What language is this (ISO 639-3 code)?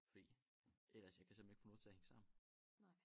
dan